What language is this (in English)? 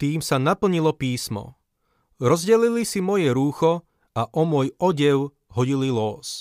Slovak